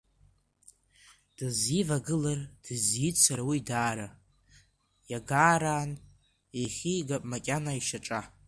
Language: Abkhazian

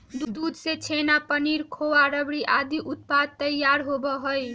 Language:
Magahi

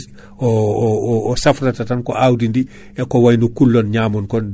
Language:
Fula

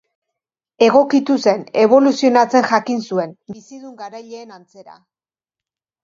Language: Basque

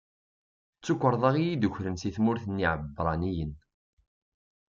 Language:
Kabyle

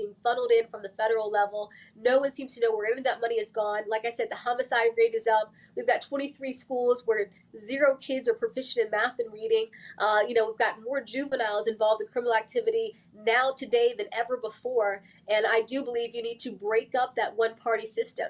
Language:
English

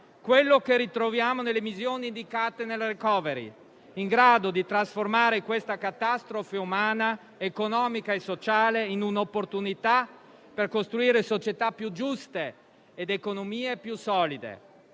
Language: Italian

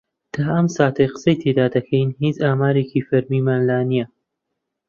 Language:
Central Kurdish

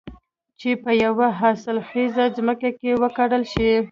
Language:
Pashto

